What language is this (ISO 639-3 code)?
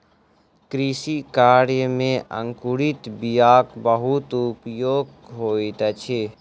mai